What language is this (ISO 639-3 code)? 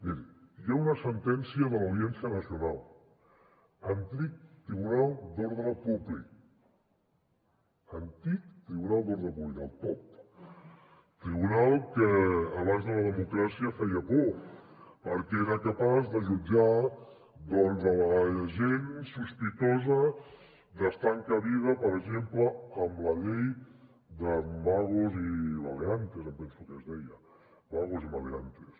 cat